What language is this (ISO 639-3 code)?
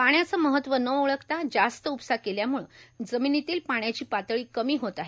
mar